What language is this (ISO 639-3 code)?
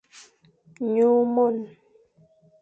fan